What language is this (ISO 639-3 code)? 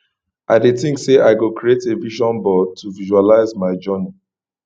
pcm